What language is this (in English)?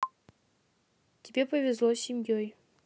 Russian